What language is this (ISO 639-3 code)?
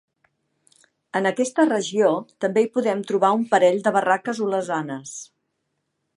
cat